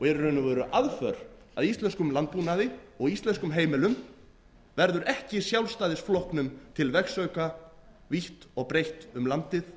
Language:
Icelandic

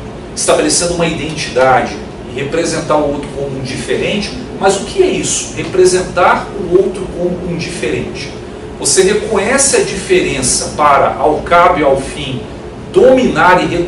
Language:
Portuguese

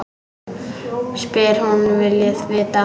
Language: Icelandic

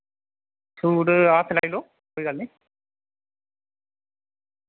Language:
Dogri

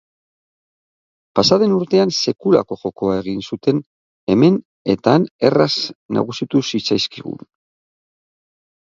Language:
Basque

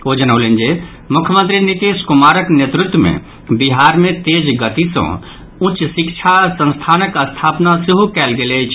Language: Maithili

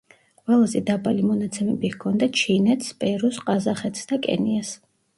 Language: Georgian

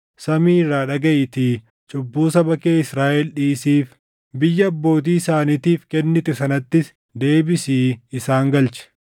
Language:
Oromo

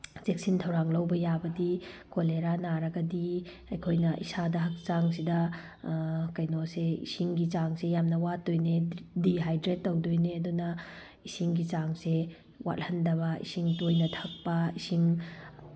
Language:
Manipuri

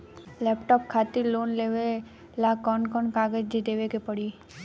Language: Bhojpuri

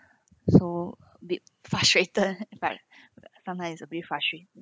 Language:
English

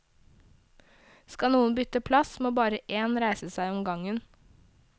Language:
Norwegian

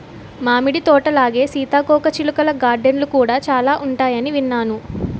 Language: Telugu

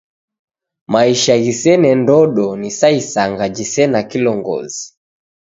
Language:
Taita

